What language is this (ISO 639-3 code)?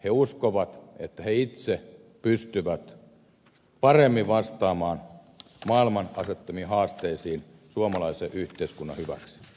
fin